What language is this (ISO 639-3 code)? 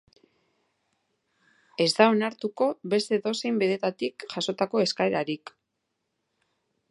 eus